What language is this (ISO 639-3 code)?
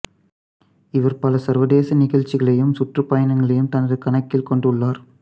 tam